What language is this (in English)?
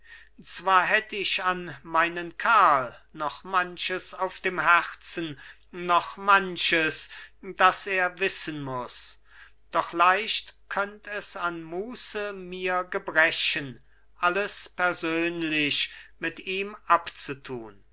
German